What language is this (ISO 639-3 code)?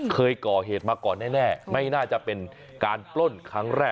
tha